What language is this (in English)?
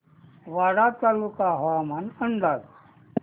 Marathi